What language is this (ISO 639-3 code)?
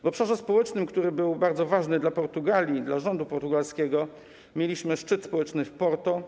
pol